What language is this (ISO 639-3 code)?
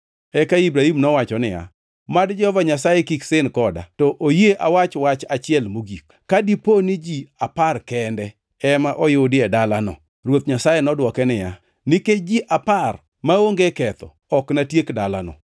luo